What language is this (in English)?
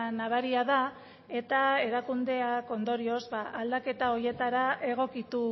Basque